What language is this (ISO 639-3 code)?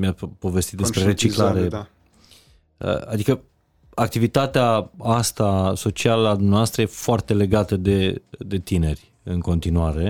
ron